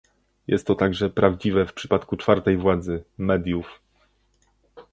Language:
Polish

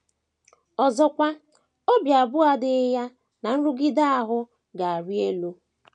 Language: Igbo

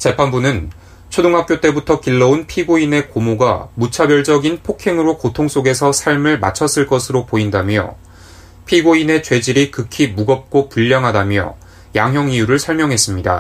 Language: Korean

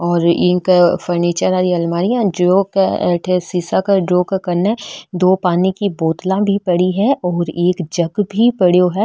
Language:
Marwari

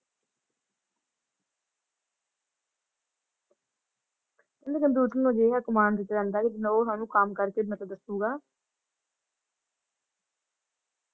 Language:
Punjabi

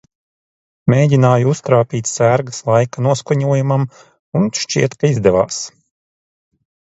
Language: Latvian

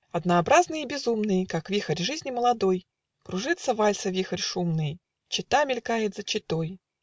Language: Russian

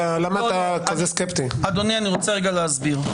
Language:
Hebrew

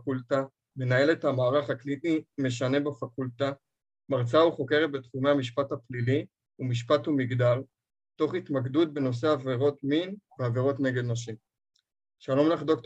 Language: Hebrew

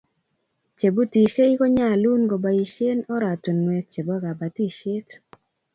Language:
Kalenjin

